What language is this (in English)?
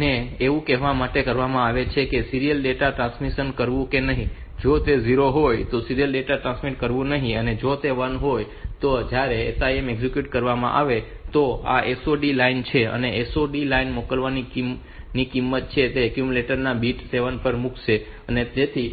Gujarati